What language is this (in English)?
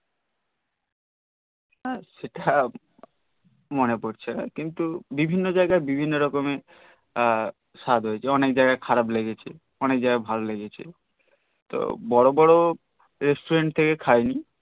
Bangla